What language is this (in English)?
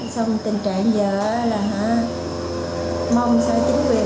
Vietnamese